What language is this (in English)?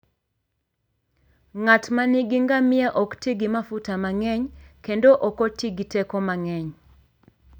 Luo (Kenya and Tanzania)